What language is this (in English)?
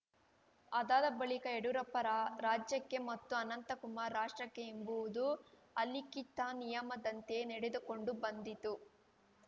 Kannada